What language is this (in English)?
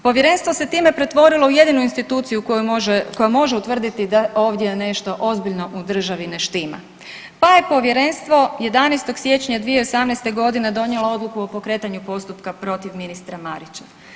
Croatian